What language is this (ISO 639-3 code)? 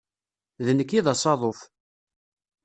kab